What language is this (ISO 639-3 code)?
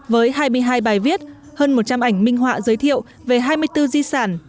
vie